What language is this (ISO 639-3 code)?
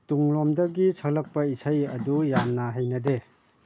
mni